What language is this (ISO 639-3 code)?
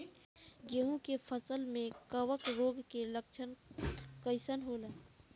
bho